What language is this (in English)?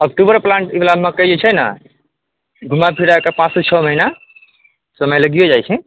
Maithili